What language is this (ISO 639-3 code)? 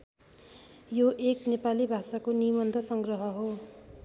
nep